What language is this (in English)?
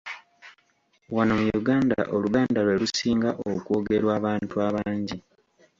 Ganda